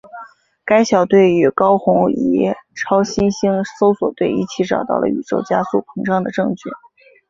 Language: Chinese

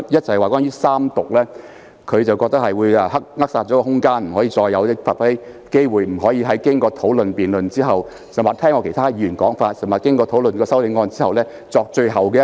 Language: Cantonese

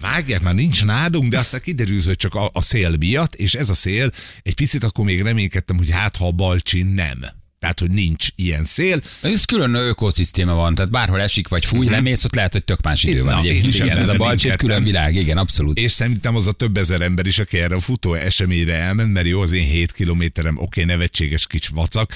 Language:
Hungarian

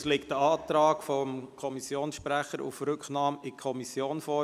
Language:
Swiss German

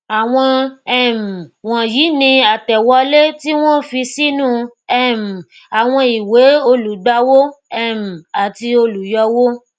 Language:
Yoruba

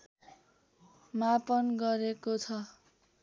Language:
Nepali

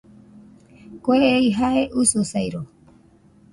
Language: Nüpode Huitoto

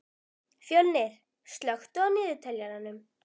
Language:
Icelandic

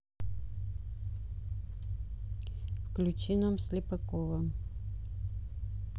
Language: Russian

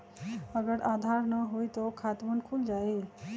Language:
Magahi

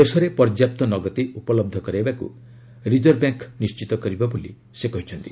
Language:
Odia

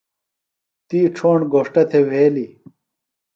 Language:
Phalura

